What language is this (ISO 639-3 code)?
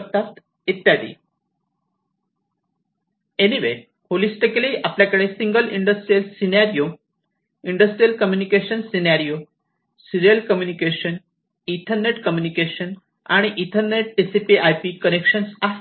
mar